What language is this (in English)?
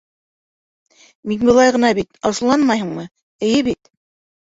Bashkir